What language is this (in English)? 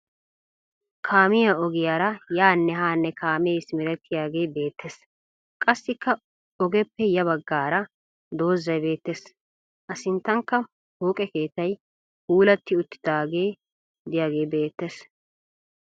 Wolaytta